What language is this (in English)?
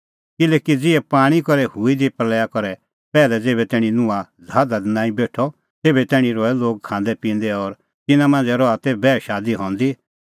Kullu Pahari